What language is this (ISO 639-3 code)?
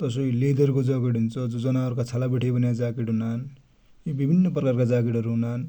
dty